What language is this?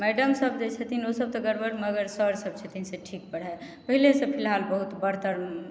Maithili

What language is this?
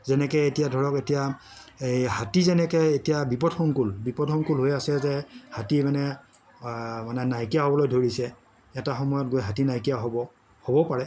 Assamese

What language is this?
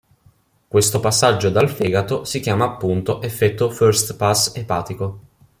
Italian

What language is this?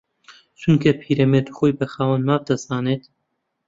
Central Kurdish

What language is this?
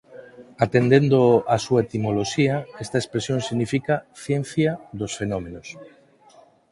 Galician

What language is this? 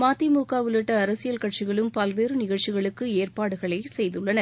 Tamil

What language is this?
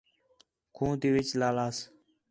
Khetrani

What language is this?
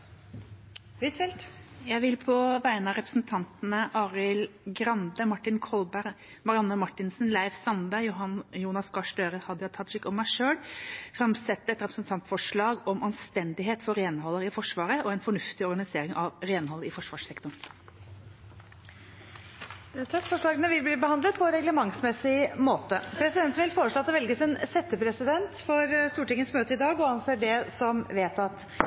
Norwegian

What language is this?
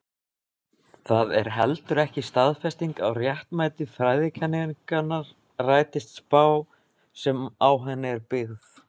Icelandic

